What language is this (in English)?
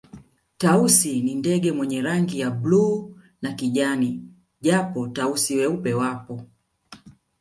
Swahili